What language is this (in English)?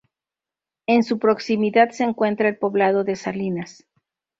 Spanish